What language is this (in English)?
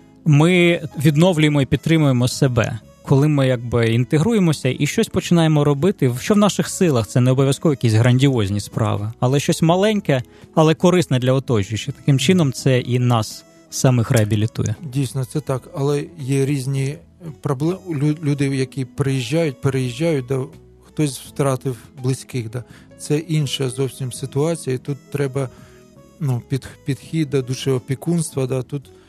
Ukrainian